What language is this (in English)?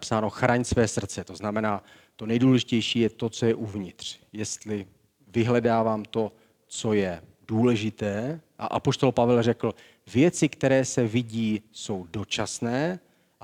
Czech